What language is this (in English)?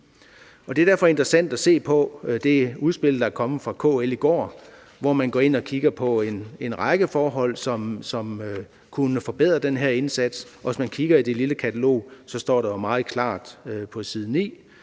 Danish